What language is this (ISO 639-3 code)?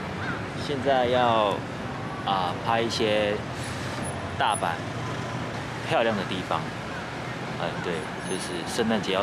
jpn